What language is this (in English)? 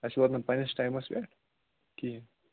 Kashmiri